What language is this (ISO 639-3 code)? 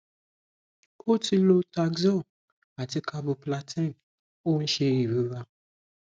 yor